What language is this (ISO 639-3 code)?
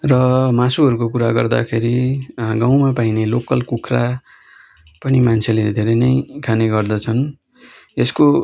nep